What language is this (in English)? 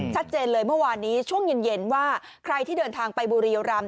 Thai